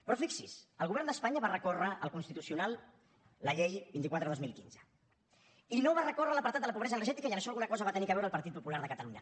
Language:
Catalan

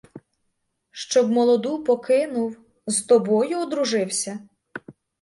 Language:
Ukrainian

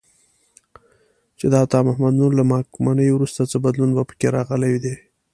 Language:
Pashto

